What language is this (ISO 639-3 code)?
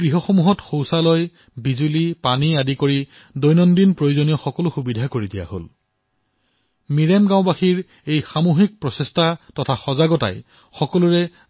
asm